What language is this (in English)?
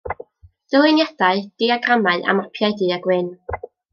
Welsh